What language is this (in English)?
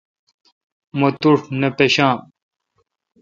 Kalkoti